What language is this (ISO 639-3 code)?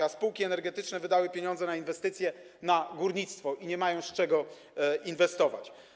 pol